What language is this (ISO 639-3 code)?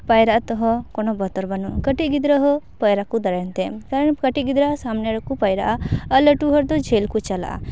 sat